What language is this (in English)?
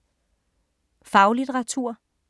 Danish